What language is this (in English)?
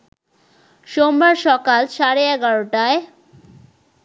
Bangla